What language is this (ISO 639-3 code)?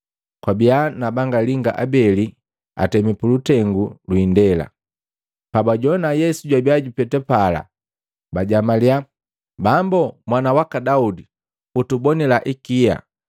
mgv